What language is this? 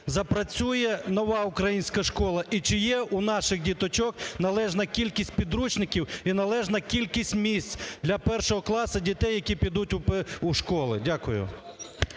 Ukrainian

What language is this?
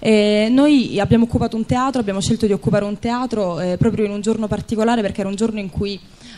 Italian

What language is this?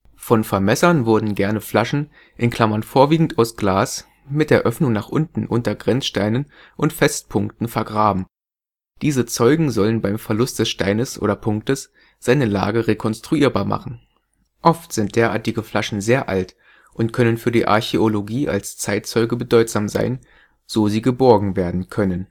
German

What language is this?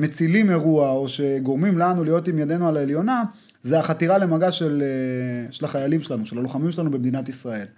Hebrew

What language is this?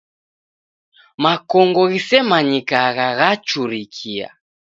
Taita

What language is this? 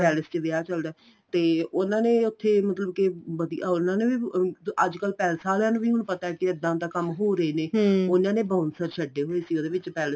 Punjabi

